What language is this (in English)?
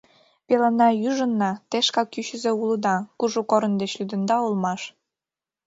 Mari